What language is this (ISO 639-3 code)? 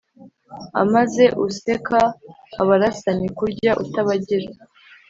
kin